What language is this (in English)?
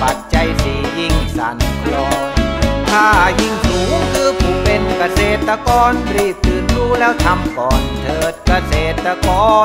Thai